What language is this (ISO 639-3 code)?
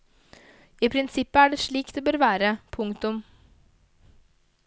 nor